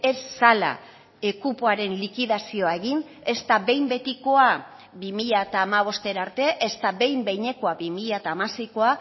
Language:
Basque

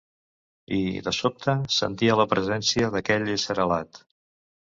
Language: Catalan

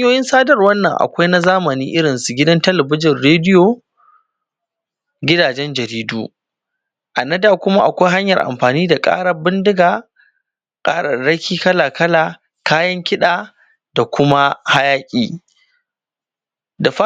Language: Hausa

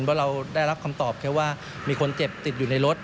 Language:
Thai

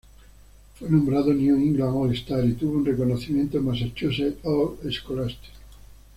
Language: Spanish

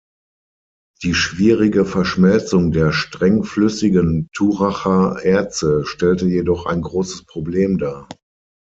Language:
German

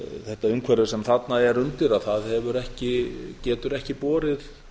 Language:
Icelandic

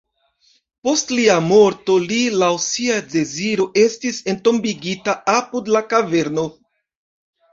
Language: Esperanto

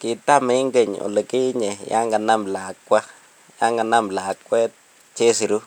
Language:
Kalenjin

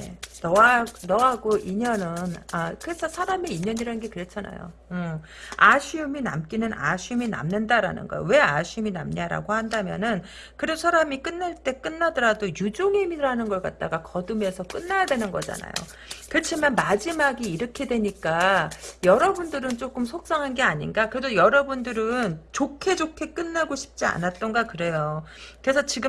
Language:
Korean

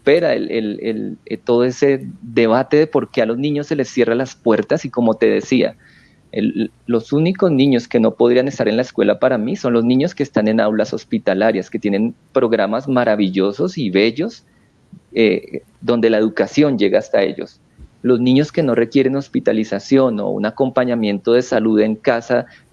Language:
Spanish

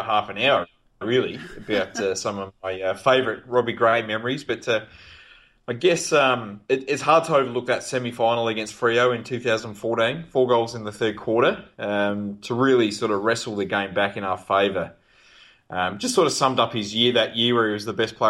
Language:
English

